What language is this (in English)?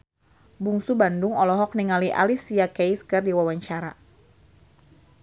Sundanese